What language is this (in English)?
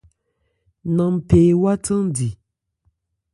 Ebrié